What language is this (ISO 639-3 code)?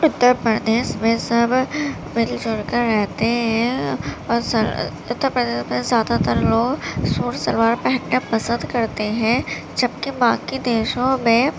urd